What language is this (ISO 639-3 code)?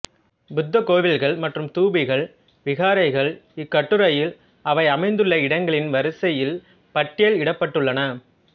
tam